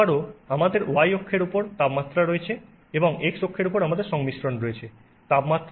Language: Bangla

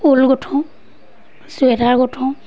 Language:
Assamese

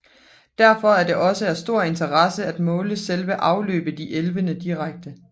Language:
Danish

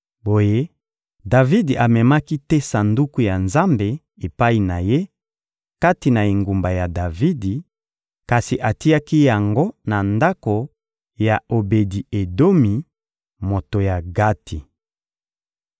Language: Lingala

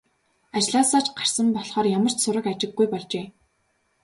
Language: Mongolian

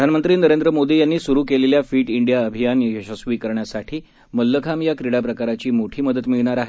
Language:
Marathi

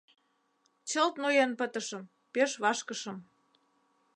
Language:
Mari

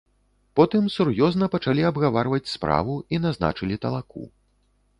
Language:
Belarusian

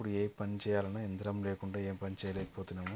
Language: Telugu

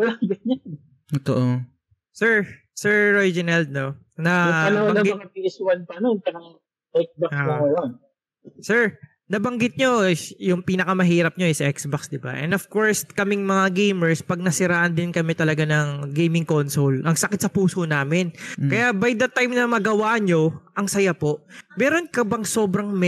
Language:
Filipino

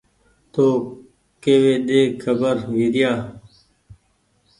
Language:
Goaria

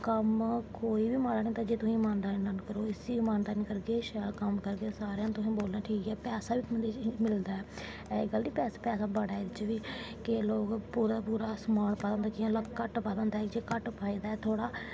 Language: Dogri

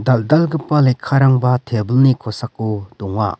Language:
Garo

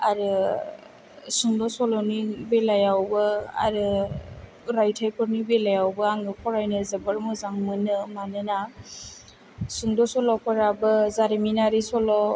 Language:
Bodo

